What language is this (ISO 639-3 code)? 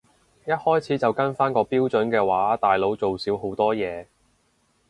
yue